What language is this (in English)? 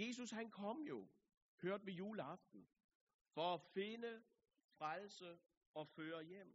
Danish